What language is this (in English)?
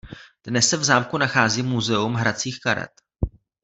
Czech